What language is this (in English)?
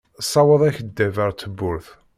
Kabyle